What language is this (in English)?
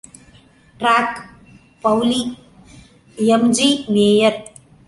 Tamil